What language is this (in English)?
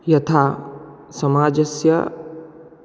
Sanskrit